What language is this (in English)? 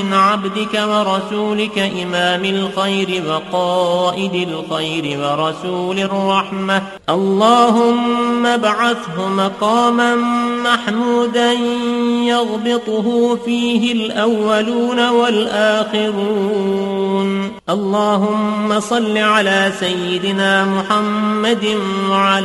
Arabic